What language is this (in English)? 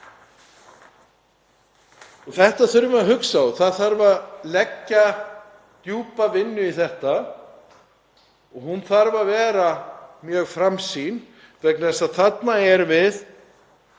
Icelandic